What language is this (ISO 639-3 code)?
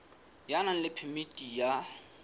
sot